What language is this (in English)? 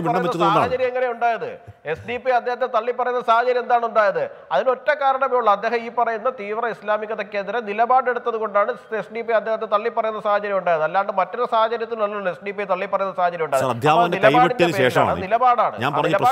Malayalam